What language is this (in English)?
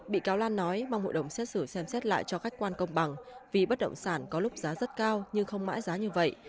Vietnamese